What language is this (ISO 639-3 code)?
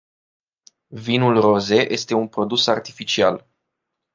ron